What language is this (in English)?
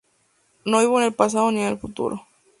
Spanish